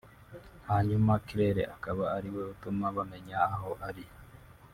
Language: Kinyarwanda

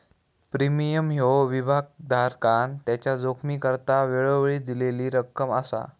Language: Marathi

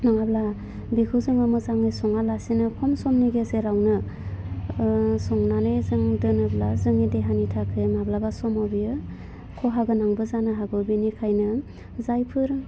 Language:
Bodo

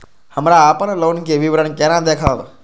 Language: Maithili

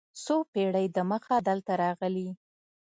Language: Pashto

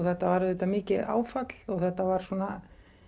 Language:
Icelandic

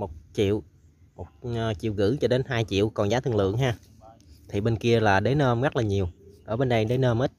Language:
Vietnamese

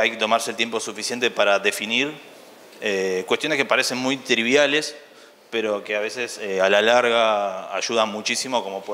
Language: Spanish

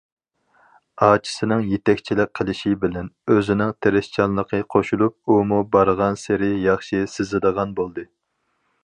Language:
Uyghur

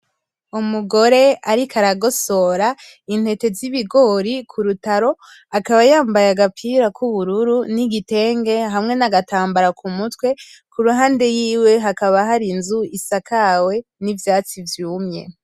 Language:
Rundi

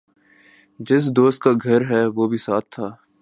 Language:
Urdu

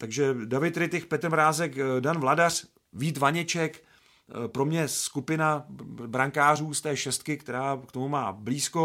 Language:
Czech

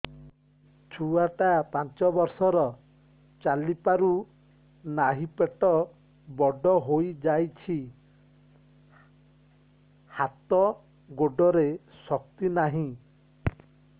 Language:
Odia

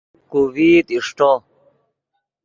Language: Yidgha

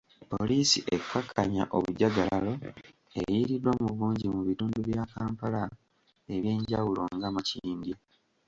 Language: Ganda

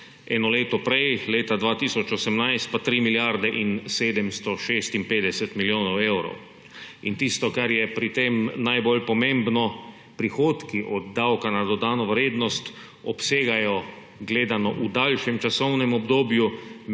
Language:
Slovenian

